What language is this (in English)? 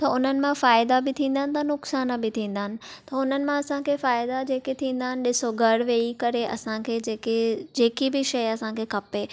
Sindhi